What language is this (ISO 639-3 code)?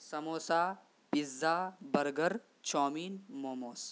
urd